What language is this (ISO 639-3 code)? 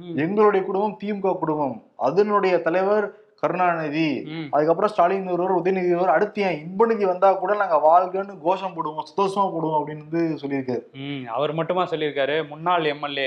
tam